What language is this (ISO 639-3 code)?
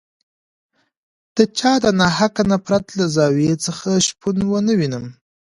pus